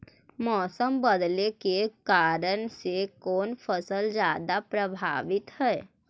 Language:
Magahi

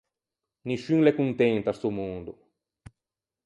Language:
Ligurian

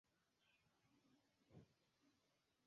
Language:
Esperanto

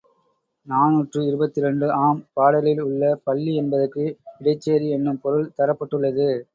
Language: Tamil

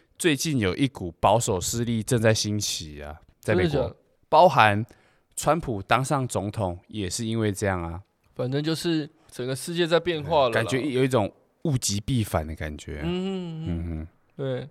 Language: Chinese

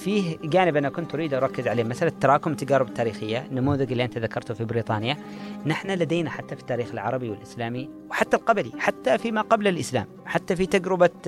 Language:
Arabic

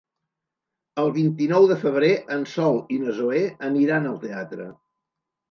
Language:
Catalan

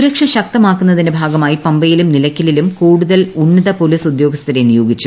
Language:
Malayalam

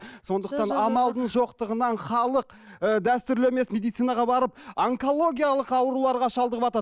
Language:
Kazakh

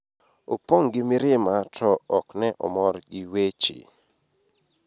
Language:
Luo (Kenya and Tanzania)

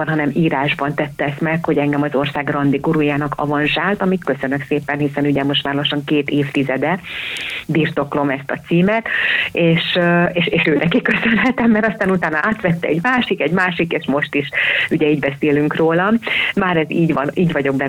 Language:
Hungarian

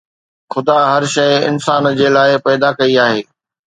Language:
Sindhi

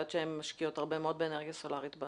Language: Hebrew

